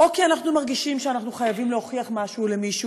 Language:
Hebrew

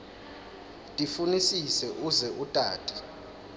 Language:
Swati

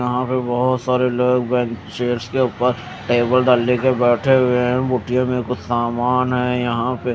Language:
Hindi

